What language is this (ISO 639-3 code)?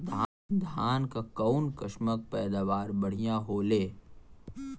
bho